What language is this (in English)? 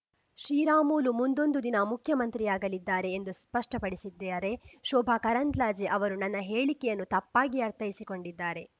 Kannada